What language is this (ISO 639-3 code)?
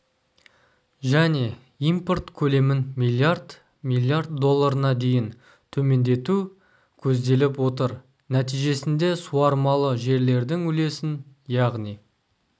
kaz